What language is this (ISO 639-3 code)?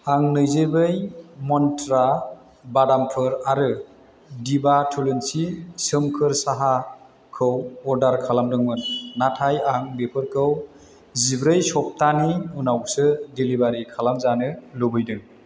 brx